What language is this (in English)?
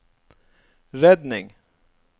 Norwegian